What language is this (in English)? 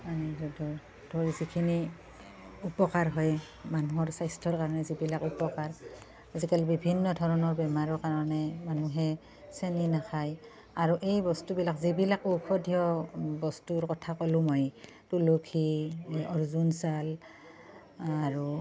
Assamese